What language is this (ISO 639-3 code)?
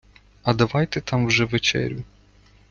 ukr